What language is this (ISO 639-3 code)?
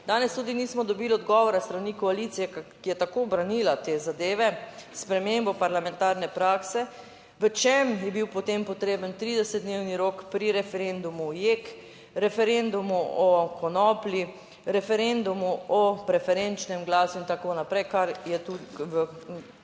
slv